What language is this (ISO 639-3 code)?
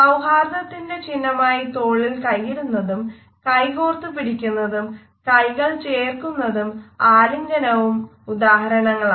mal